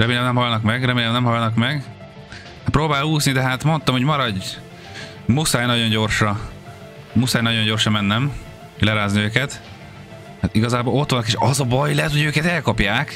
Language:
Hungarian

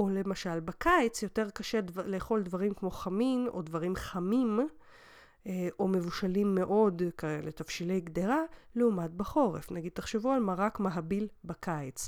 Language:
Hebrew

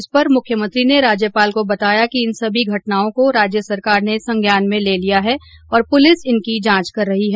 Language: Hindi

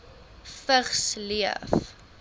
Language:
Afrikaans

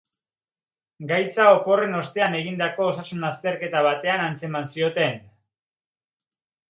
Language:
Basque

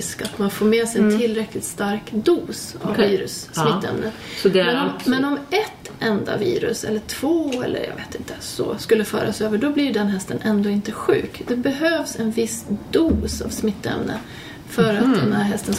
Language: Swedish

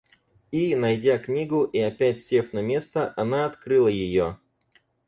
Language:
Russian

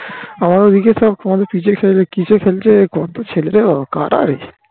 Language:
Bangla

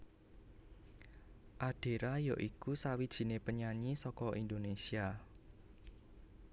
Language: Javanese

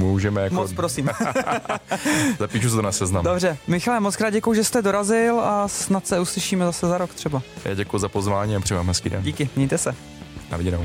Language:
Czech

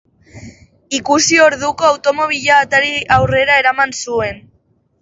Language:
Basque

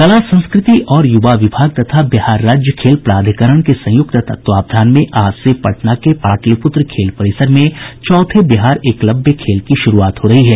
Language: Hindi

